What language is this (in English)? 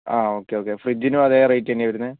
Malayalam